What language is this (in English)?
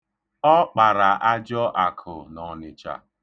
Igbo